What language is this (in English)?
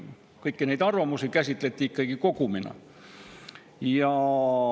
Estonian